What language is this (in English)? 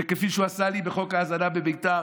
Hebrew